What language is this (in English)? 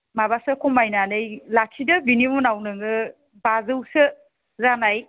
Bodo